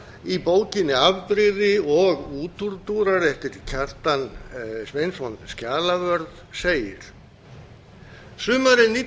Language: Icelandic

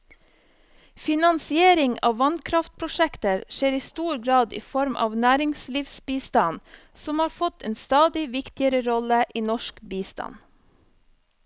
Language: Norwegian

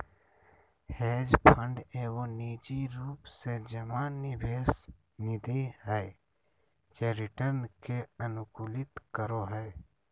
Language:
Magahi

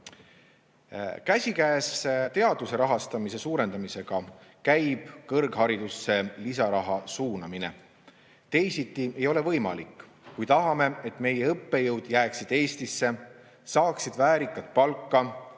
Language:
Estonian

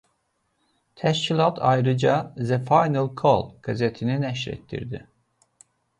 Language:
Azerbaijani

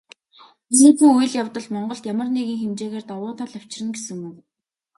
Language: Mongolian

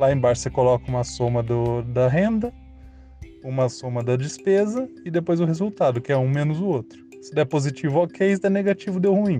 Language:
Portuguese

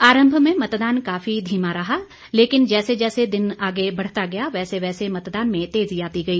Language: Hindi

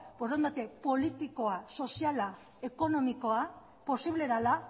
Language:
Basque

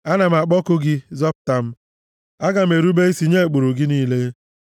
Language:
Igbo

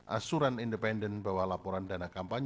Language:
Indonesian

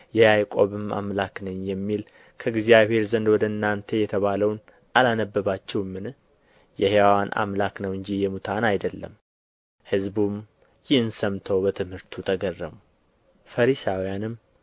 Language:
Amharic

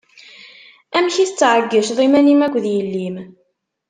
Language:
Kabyle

